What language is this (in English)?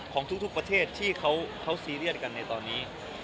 Thai